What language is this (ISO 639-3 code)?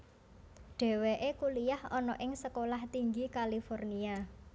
jav